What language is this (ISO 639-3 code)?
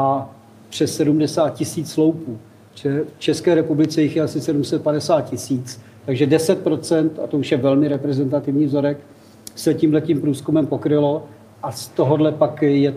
ces